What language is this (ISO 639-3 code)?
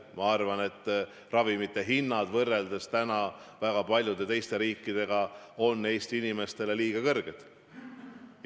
est